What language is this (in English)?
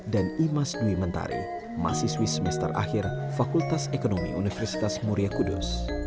Indonesian